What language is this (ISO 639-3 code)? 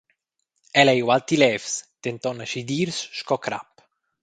roh